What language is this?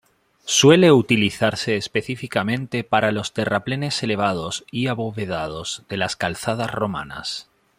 Spanish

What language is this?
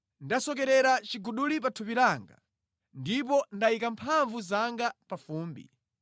Nyanja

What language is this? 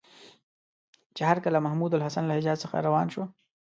Pashto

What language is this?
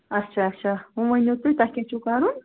Kashmiri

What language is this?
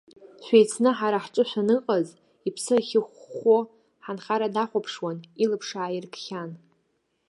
Abkhazian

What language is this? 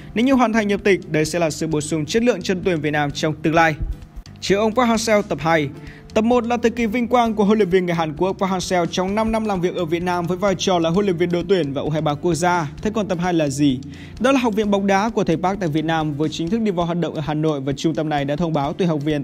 Vietnamese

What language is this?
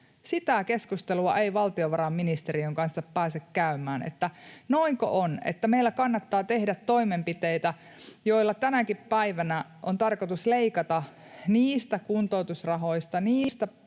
Finnish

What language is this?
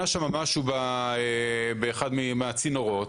Hebrew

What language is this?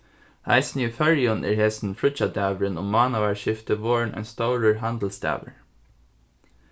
Faroese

